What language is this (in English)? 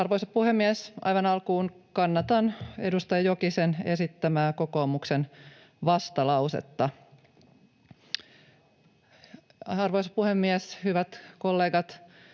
Finnish